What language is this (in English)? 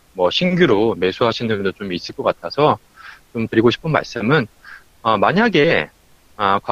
Korean